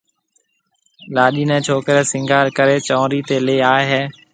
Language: Marwari (Pakistan)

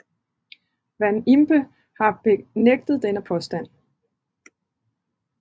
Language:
Danish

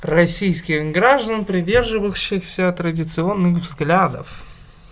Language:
Russian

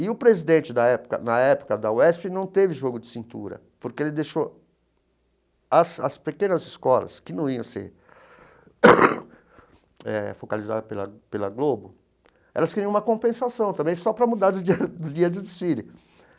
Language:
Portuguese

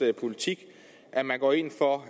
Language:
Danish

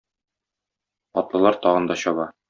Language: Tatar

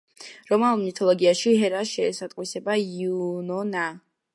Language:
Georgian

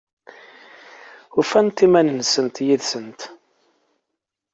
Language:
Kabyle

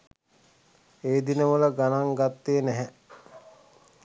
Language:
Sinhala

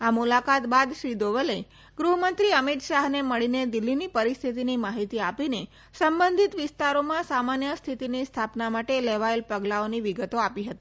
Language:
Gujarati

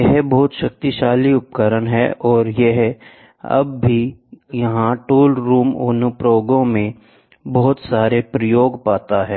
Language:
Hindi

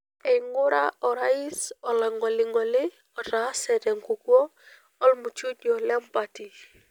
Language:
Masai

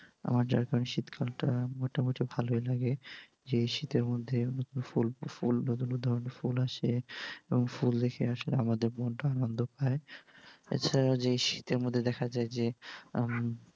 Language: Bangla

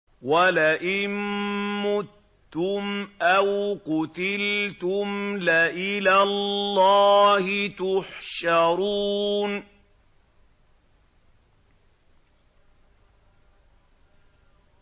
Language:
Arabic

